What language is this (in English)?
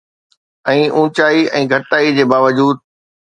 Sindhi